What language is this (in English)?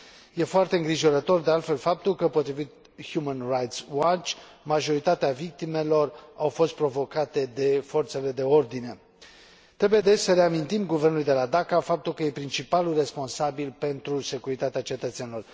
Romanian